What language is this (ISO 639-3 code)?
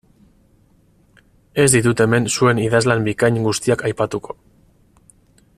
eus